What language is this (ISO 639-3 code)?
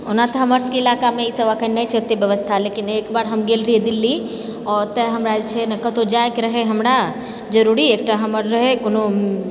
mai